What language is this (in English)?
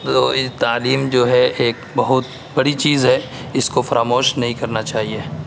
Urdu